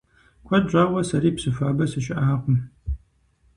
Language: Kabardian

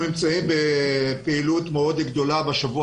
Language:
Hebrew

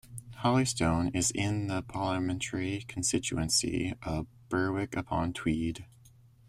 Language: English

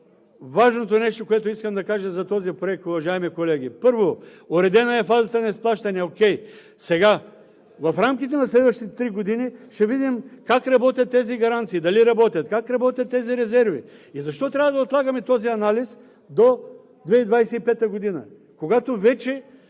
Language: Bulgarian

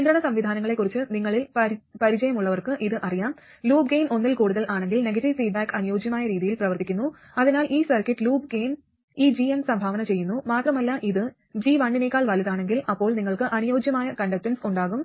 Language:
Malayalam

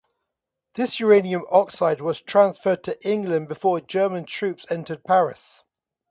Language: English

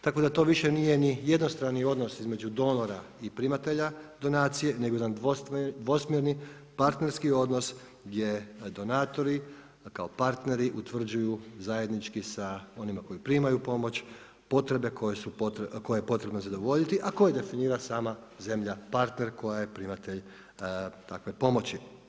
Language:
Croatian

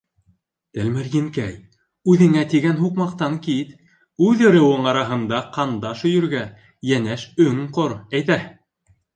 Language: Bashkir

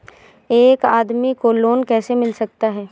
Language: Hindi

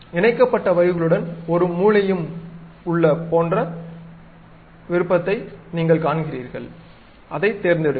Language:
Tamil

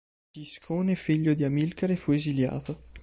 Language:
Italian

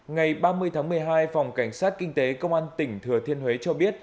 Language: Vietnamese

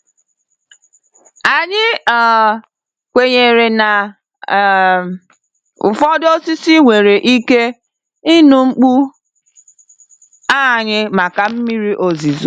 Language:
Igbo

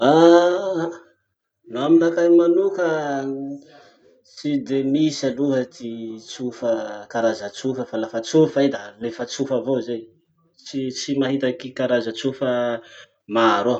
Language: Masikoro Malagasy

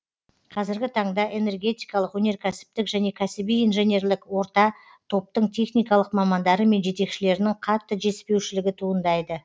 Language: Kazakh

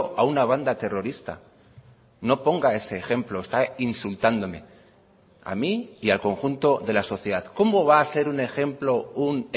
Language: Spanish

